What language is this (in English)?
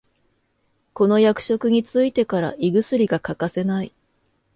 Japanese